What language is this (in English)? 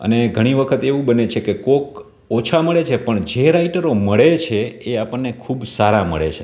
Gujarati